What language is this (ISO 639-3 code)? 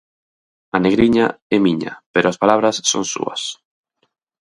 glg